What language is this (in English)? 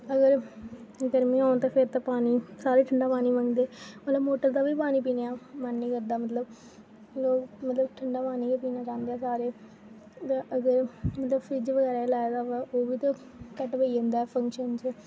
Dogri